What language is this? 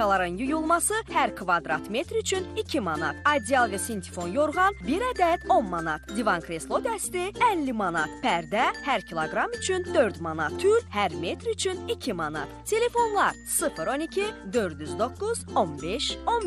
Turkish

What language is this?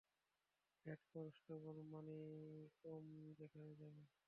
Bangla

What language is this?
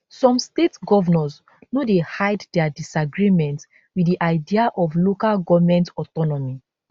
Nigerian Pidgin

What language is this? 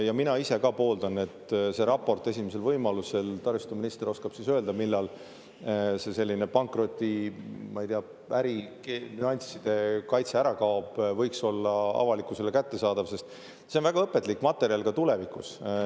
Estonian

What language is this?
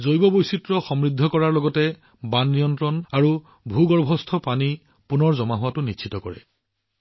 Assamese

